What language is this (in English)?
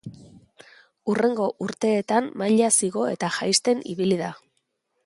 Basque